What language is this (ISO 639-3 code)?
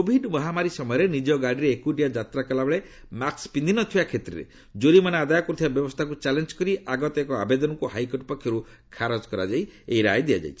ori